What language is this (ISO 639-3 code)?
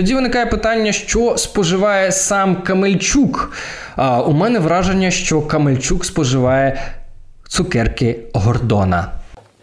ukr